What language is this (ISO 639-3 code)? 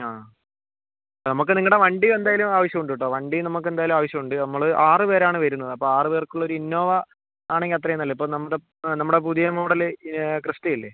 mal